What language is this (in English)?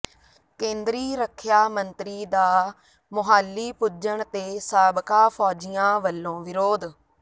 Punjabi